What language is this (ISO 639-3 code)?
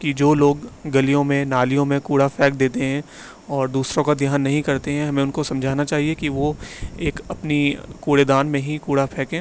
urd